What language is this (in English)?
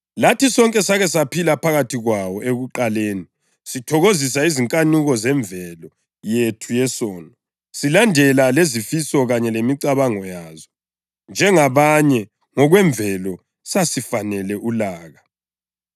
North Ndebele